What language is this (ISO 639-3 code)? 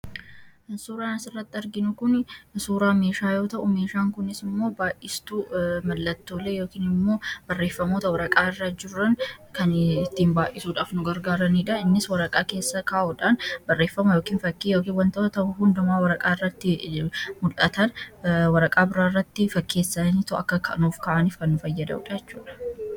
orm